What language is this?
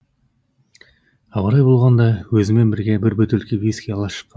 Kazakh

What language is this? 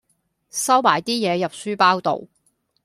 Cantonese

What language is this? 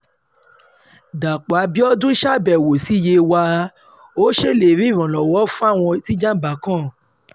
Yoruba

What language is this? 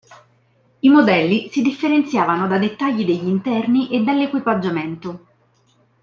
Italian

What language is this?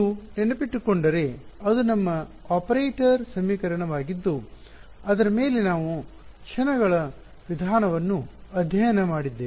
Kannada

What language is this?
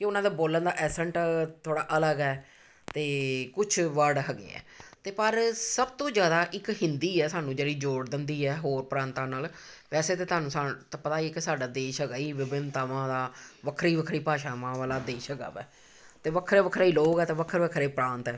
Punjabi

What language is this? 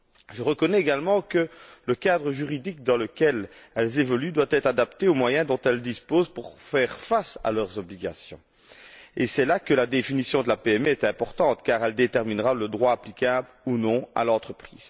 French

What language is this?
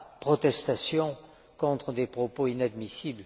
French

